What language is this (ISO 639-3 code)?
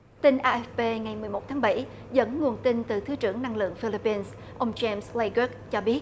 vie